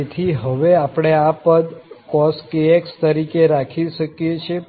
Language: Gujarati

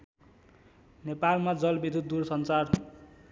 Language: Nepali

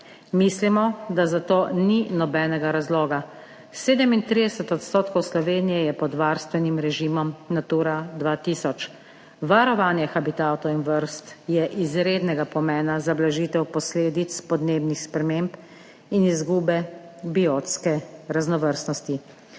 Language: Slovenian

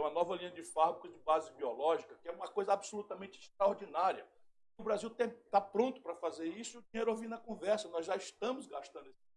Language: Portuguese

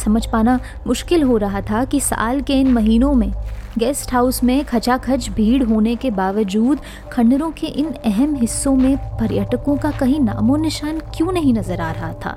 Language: Hindi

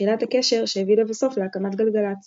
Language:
Hebrew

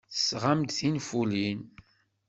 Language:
Kabyle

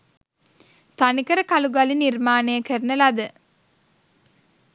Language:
Sinhala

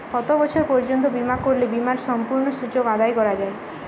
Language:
Bangla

